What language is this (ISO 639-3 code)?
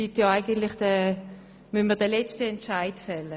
gsw